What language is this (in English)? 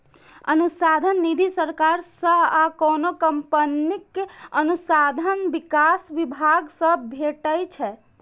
Maithili